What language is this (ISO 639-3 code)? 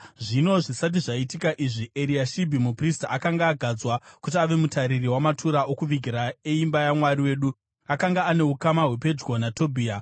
sna